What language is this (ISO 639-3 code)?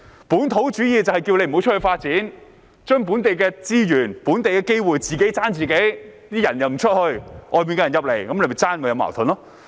yue